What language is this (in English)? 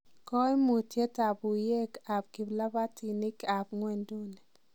Kalenjin